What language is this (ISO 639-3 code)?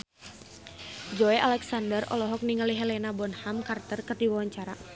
sun